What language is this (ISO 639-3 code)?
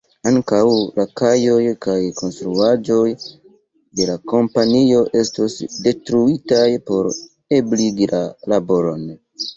epo